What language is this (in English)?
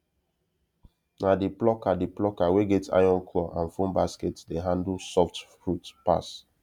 Nigerian Pidgin